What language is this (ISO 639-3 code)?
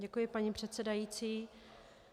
ces